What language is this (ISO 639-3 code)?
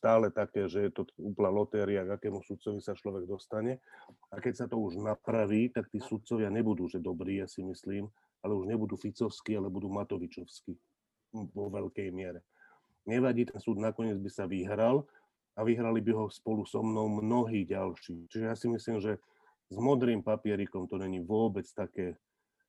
slk